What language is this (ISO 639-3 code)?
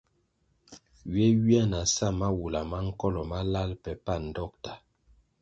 nmg